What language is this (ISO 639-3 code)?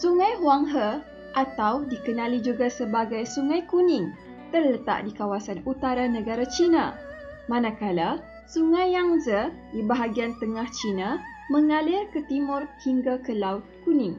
msa